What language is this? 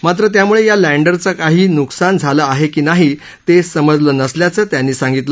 Marathi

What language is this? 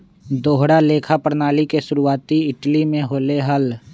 Magahi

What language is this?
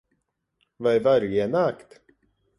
Latvian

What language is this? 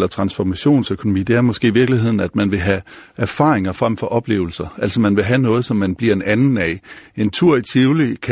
Danish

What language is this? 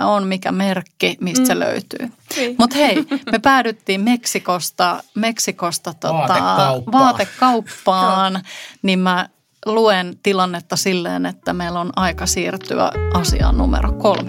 Finnish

